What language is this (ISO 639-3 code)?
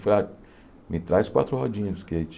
por